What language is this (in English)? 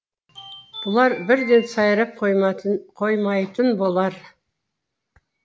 Kazakh